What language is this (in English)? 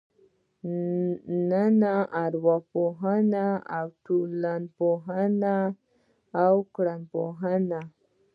Pashto